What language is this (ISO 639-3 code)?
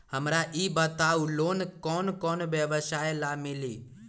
mag